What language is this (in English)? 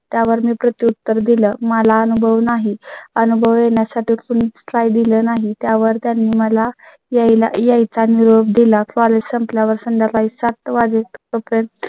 Marathi